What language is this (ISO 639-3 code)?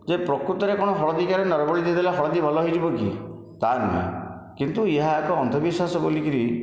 ori